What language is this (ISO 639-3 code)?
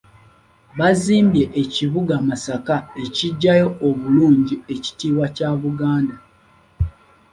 lug